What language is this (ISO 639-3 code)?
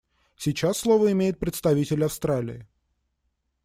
rus